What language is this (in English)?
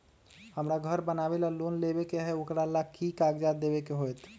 Magahi